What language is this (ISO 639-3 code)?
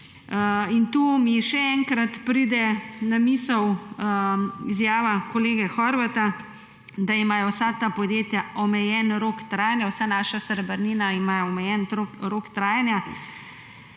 slv